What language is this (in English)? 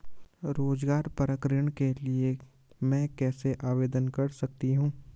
Hindi